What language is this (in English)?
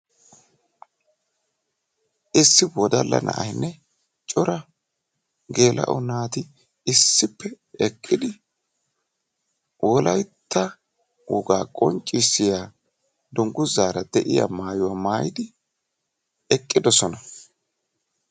Wolaytta